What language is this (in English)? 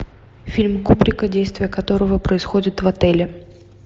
Russian